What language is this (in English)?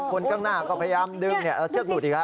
Thai